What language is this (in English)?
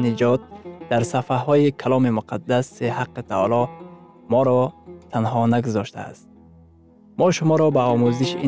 Persian